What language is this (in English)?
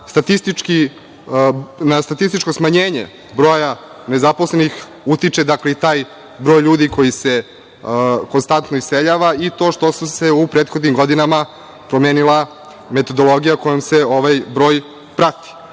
Serbian